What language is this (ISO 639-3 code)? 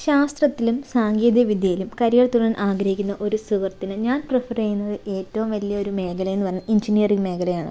mal